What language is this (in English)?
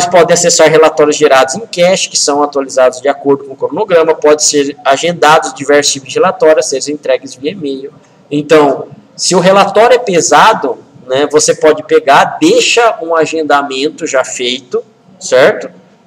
Portuguese